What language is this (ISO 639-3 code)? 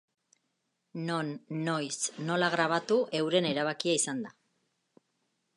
eus